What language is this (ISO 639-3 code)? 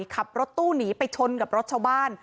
tha